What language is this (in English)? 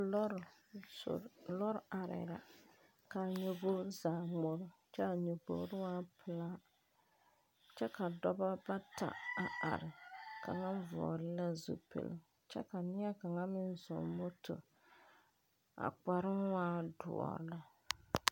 Southern Dagaare